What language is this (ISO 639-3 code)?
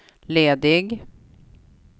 swe